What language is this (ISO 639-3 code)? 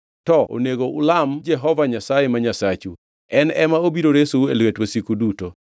luo